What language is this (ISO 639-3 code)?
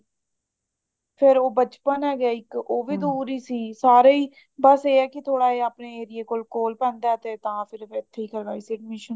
pan